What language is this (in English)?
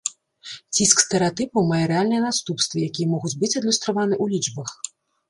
Belarusian